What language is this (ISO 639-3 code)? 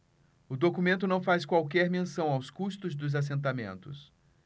por